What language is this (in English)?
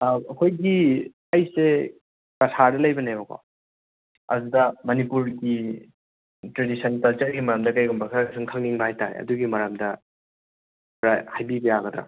Manipuri